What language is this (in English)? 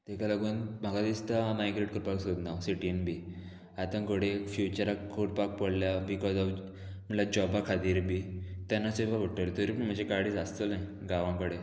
Konkani